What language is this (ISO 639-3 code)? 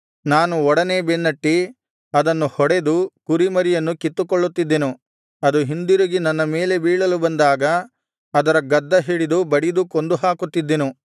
kan